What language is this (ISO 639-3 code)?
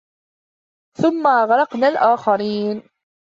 ara